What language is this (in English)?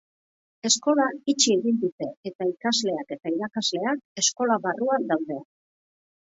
Basque